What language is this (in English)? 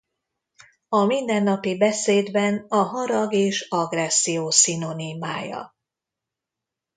Hungarian